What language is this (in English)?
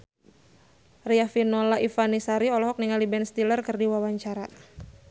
Sundanese